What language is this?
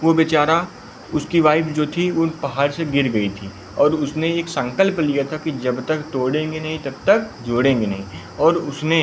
Hindi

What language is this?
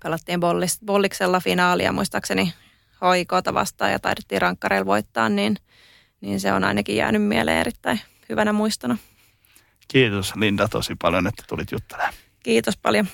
Finnish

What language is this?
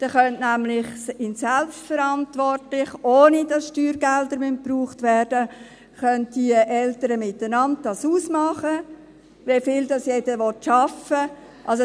Swiss German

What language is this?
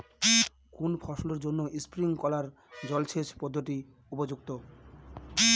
Bangla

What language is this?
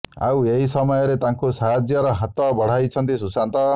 Odia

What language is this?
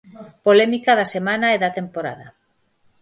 Galician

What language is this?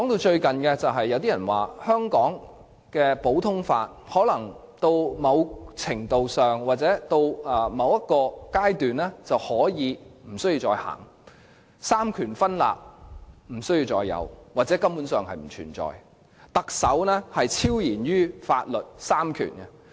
Cantonese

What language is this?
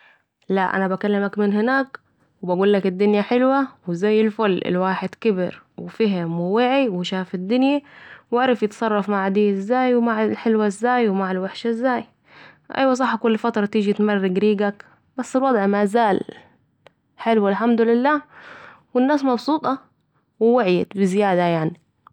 Saidi Arabic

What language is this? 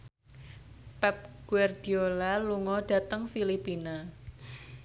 Javanese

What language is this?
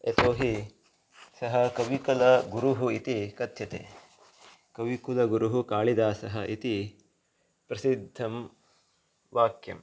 Sanskrit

